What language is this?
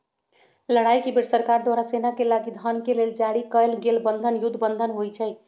Magahi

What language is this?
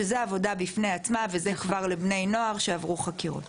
Hebrew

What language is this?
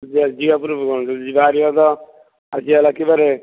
Odia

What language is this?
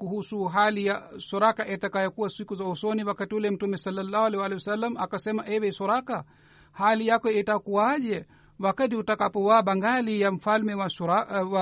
Swahili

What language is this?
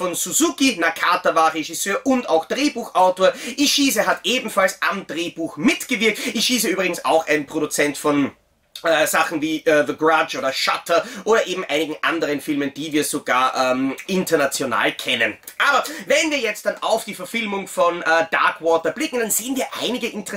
German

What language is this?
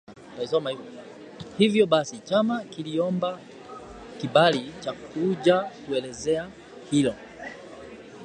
Swahili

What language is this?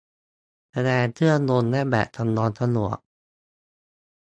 Thai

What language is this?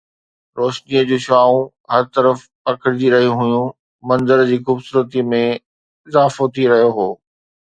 Sindhi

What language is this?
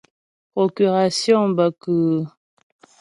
Ghomala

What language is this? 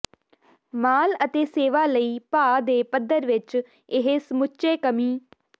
Punjabi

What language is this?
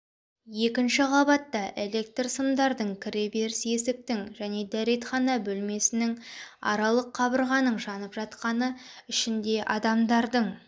Kazakh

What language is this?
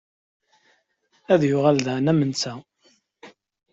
Kabyle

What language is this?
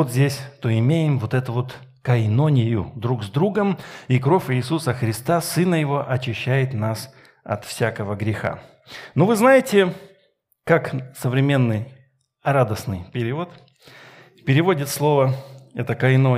Russian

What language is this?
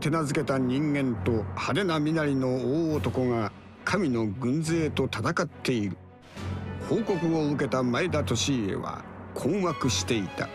Japanese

